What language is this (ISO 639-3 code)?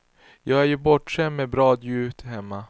swe